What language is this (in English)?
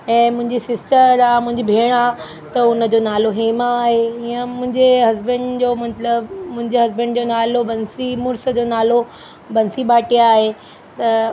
Sindhi